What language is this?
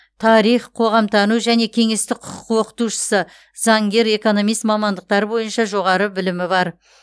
Kazakh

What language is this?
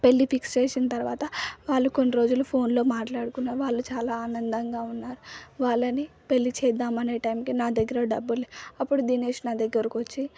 Telugu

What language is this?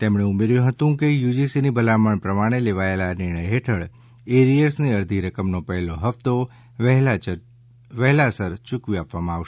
Gujarati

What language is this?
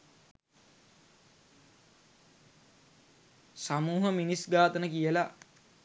Sinhala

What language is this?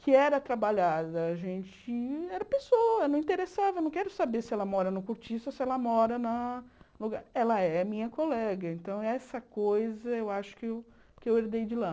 Portuguese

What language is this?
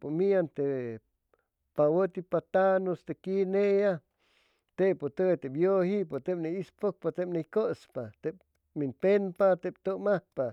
Chimalapa Zoque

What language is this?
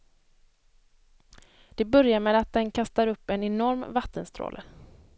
Swedish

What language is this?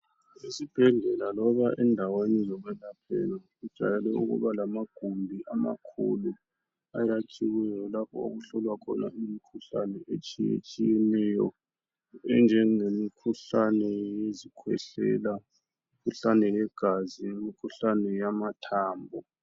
North Ndebele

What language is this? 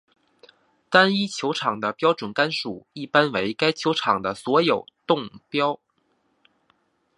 Chinese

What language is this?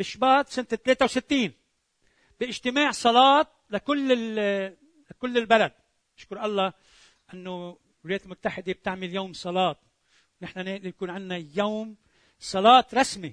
Arabic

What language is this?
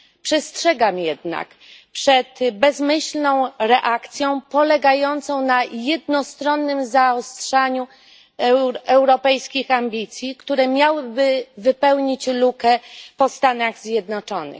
Polish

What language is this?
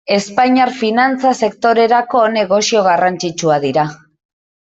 Basque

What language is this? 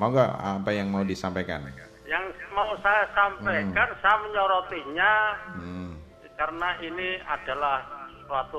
Indonesian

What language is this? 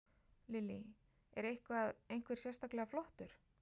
Icelandic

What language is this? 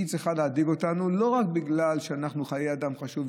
Hebrew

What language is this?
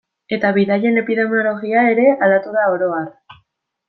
Basque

